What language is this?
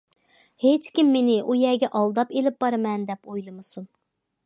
Uyghur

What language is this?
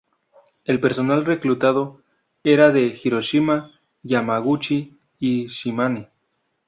Spanish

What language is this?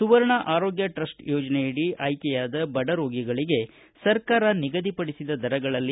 Kannada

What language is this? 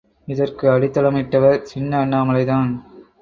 Tamil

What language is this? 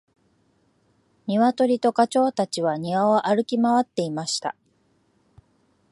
Japanese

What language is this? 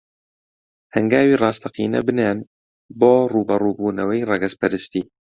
Central Kurdish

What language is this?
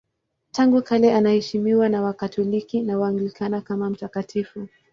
Swahili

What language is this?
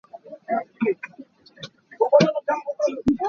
Hakha Chin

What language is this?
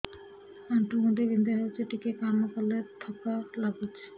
Odia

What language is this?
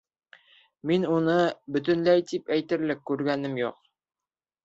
Bashkir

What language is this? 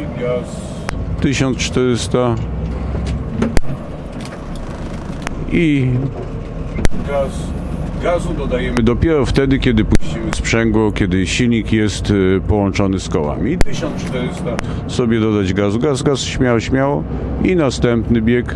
Polish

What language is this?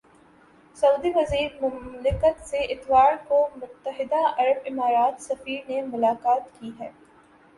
Urdu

